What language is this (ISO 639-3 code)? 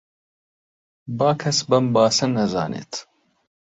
ckb